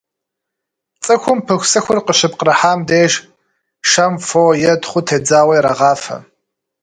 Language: Kabardian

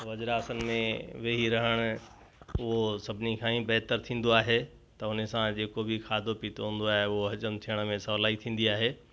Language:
Sindhi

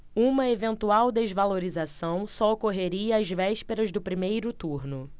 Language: Portuguese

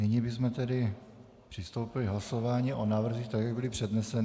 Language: Czech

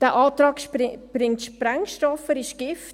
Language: Swiss German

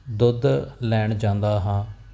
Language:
Punjabi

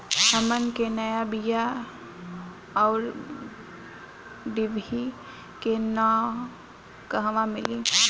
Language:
Bhojpuri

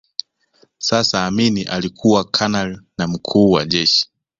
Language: Swahili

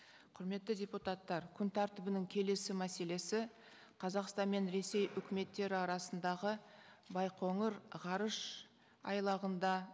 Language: Kazakh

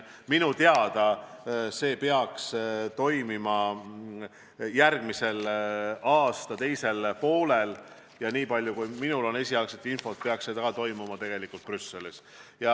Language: Estonian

